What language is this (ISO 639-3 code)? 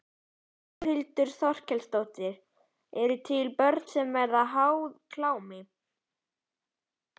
isl